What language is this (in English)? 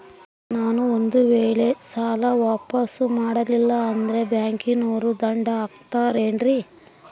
Kannada